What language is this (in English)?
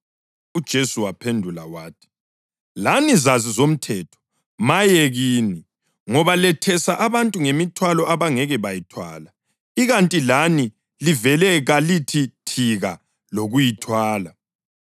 North Ndebele